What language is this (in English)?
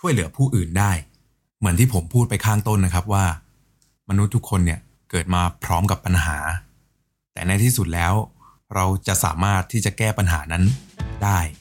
Thai